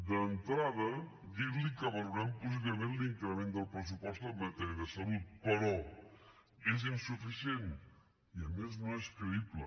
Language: Catalan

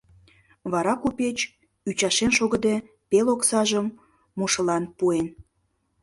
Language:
Mari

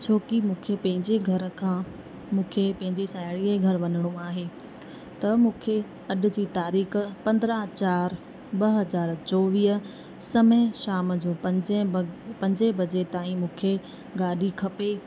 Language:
Sindhi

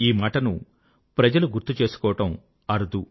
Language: Telugu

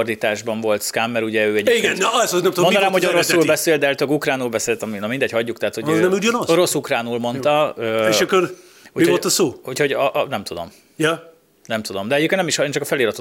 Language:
Hungarian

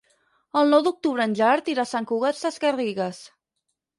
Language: Catalan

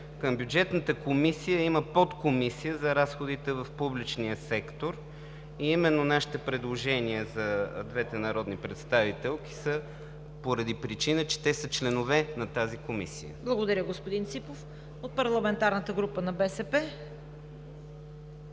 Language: Bulgarian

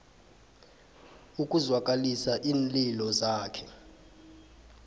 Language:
South Ndebele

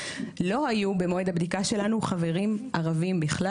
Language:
Hebrew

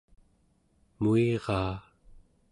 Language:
Central Yupik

